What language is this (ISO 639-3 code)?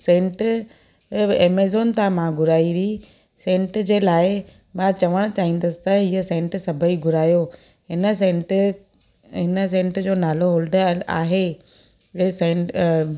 snd